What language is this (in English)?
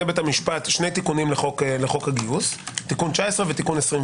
Hebrew